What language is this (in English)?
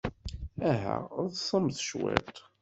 Kabyle